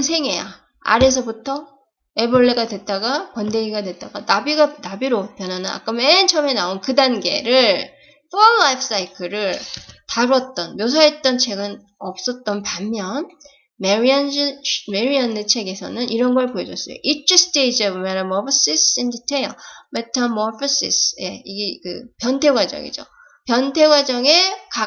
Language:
Korean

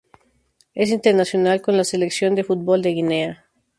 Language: Spanish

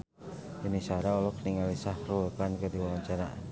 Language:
Sundanese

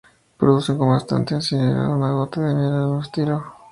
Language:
Spanish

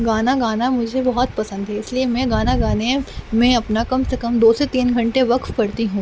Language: Urdu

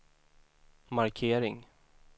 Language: Swedish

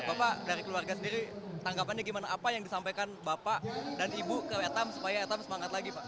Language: Indonesian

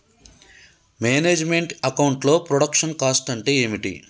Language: Telugu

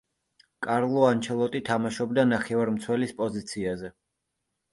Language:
Georgian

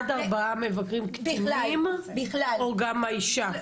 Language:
Hebrew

